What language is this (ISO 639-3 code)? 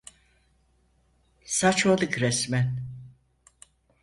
tur